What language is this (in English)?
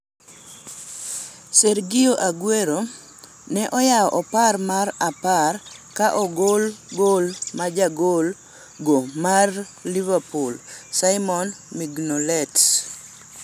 Luo (Kenya and Tanzania)